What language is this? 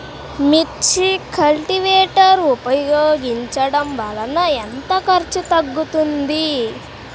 Telugu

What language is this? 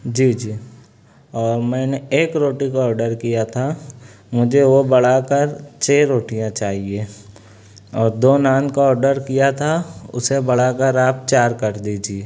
Urdu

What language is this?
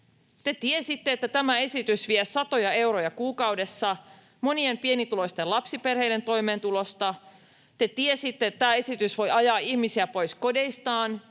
Finnish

